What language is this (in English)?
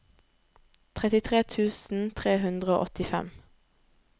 Norwegian